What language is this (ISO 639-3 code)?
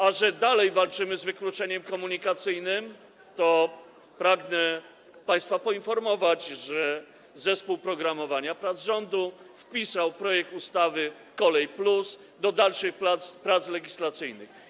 pol